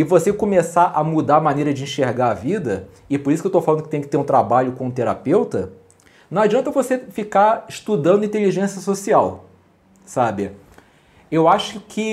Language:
Portuguese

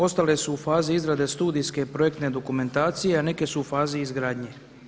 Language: Croatian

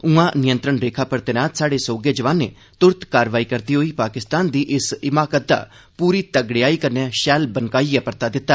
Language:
Dogri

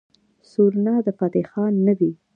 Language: Pashto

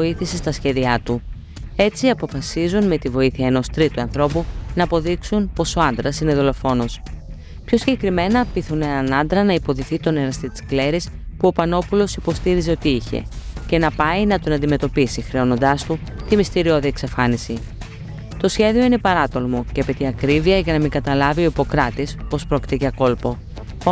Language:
Greek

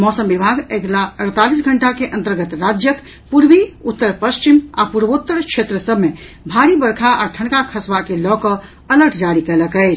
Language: Maithili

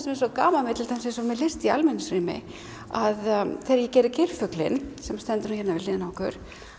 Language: Icelandic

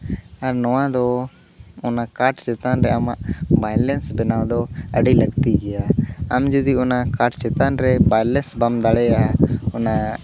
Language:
Santali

